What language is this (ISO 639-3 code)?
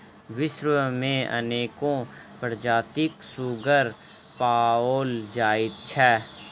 mai